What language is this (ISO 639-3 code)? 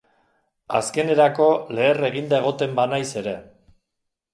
eus